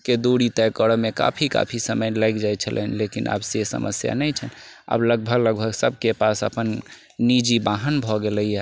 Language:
Maithili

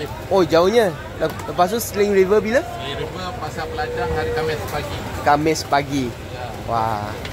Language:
Malay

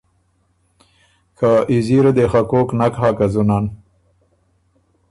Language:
Ormuri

